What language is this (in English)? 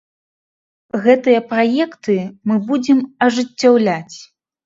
Belarusian